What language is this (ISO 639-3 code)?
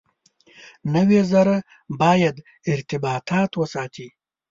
pus